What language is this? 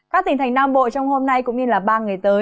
Vietnamese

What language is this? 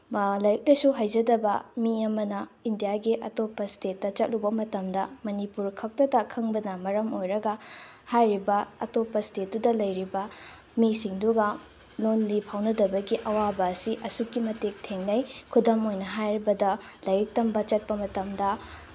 Manipuri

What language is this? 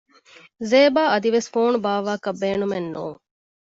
Divehi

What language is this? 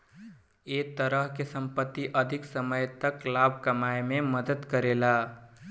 Bhojpuri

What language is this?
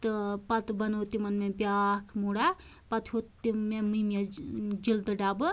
Kashmiri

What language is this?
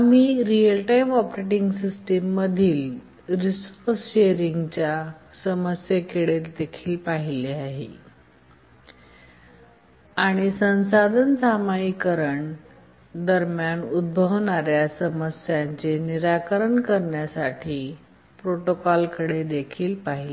Marathi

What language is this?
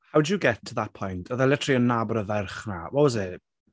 Welsh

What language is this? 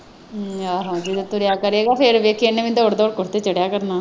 Punjabi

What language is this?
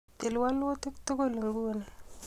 Kalenjin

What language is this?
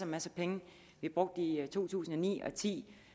Danish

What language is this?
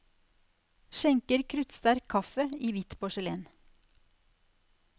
Norwegian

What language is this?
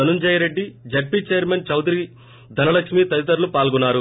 Telugu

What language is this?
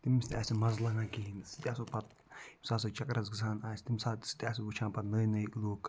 Kashmiri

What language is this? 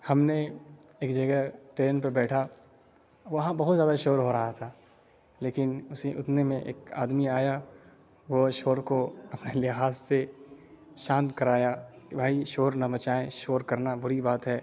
Urdu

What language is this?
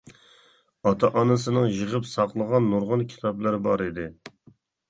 Uyghur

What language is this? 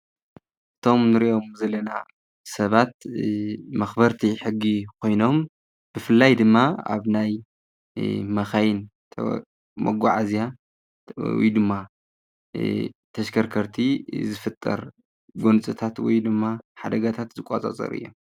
Tigrinya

